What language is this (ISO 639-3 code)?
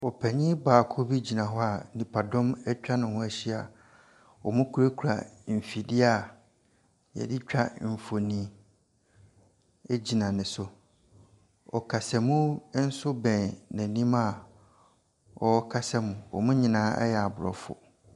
aka